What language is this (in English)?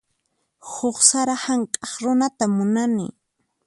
Puno Quechua